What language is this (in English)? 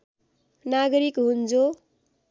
Nepali